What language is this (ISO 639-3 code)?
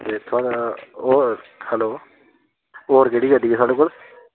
doi